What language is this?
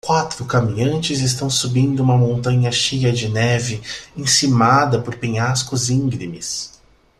Portuguese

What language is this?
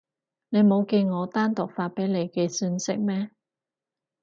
Cantonese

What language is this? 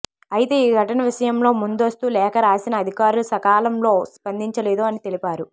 Telugu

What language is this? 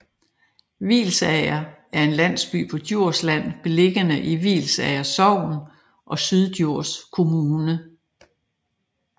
Danish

